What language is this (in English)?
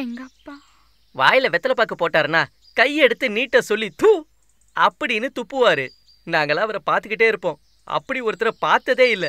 Romanian